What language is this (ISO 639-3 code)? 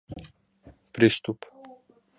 bak